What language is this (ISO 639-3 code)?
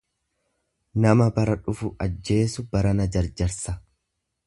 orm